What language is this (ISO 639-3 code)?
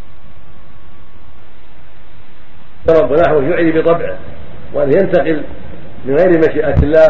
ara